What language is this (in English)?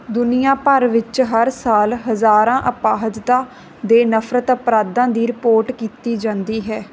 Punjabi